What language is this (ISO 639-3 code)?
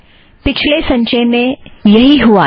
hin